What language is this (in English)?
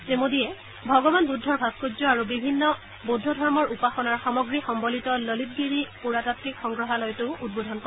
Assamese